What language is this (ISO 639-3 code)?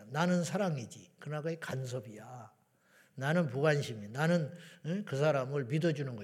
kor